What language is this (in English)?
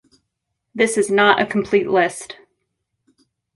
English